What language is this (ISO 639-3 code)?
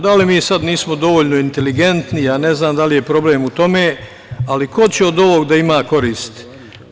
srp